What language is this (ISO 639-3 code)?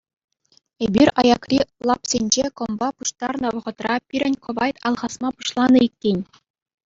chv